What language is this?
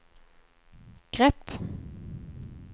Swedish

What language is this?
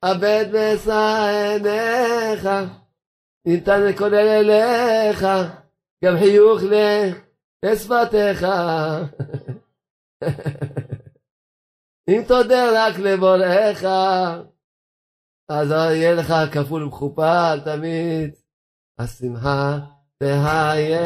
Hebrew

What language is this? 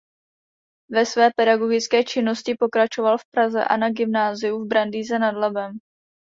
Czech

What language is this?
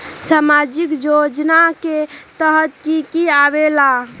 Magahi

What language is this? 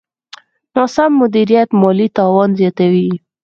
Pashto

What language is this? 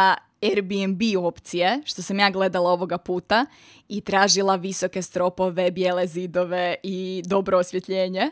Croatian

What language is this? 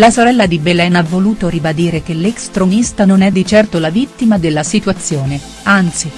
Italian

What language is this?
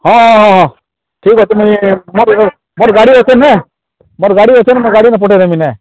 Odia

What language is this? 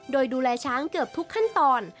Thai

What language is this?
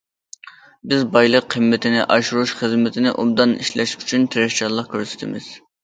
Uyghur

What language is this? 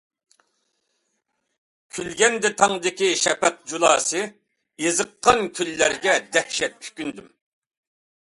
Uyghur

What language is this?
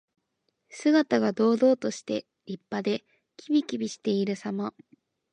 Japanese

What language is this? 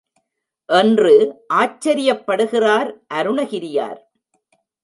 Tamil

